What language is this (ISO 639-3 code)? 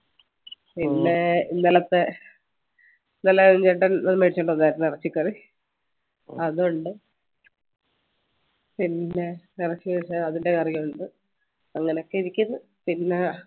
mal